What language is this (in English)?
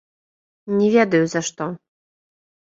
Belarusian